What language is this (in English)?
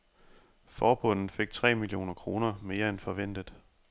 Danish